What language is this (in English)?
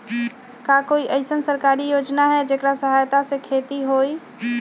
Magahi